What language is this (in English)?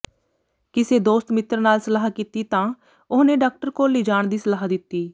Punjabi